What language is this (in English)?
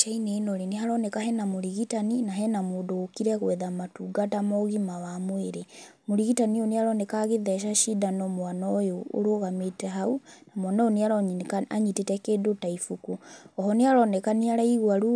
Kikuyu